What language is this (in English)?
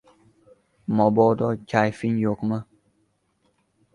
Uzbek